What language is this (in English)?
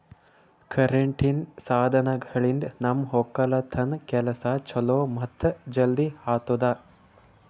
Kannada